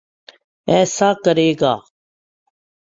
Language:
Urdu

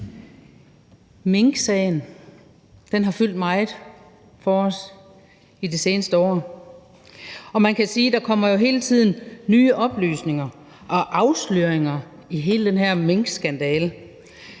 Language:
Danish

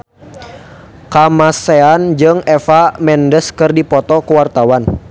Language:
Sundanese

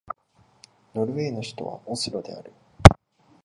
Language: Japanese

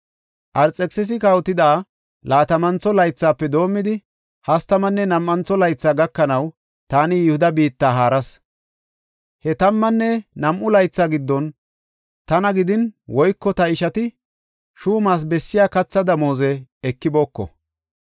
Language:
Gofa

